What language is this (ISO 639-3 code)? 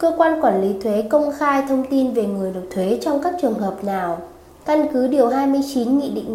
vie